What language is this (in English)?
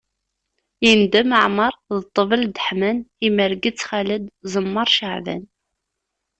Kabyle